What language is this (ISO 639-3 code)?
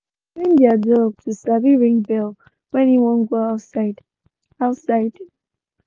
pcm